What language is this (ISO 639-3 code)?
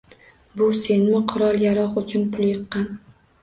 uzb